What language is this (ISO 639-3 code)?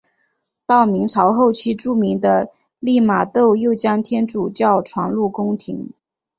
zho